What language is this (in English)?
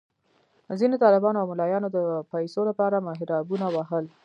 Pashto